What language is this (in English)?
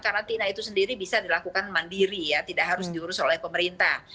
Indonesian